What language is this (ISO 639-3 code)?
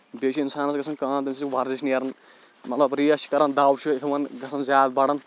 kas